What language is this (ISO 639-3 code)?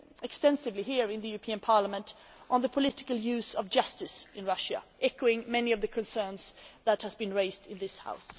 eng